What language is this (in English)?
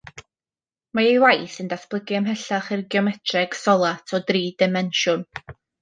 Welsh